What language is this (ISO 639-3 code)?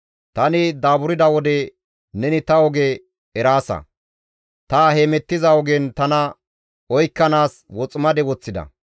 gmv